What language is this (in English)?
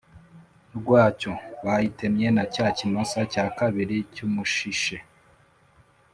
Kinyarwanda